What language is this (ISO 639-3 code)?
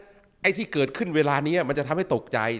tha